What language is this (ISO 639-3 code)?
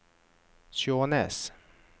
nor